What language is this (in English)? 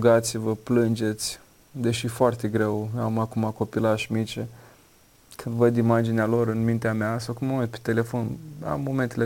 Romanian